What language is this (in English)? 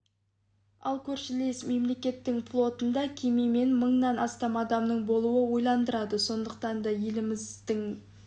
Kazakh